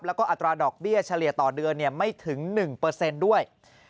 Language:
Thai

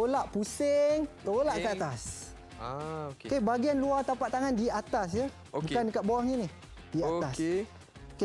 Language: Malay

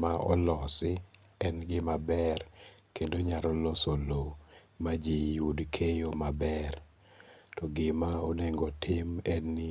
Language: Luo (Kenya and Tanzania)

